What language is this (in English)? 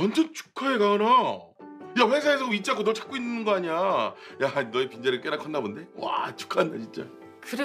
Korean